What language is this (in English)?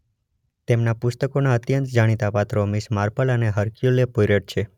Gujarati